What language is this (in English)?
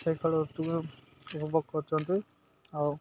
Odia